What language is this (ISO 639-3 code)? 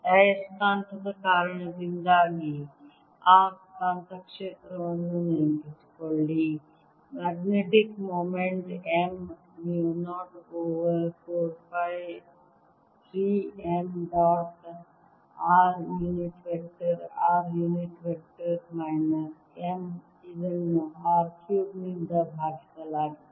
kan